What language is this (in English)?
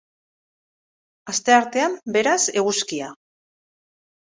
Basque